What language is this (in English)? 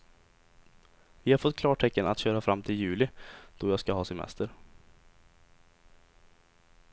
Swedish